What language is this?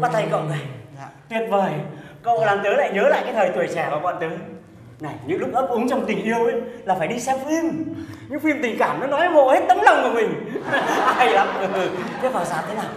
Vietnamese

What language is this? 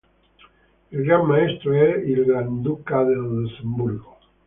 Italian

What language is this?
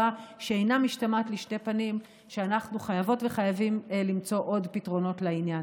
Hebrew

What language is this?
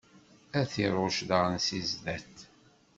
Kabyle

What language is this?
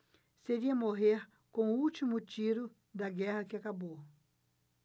Portuguese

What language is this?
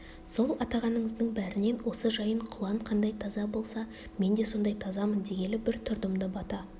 Kazakh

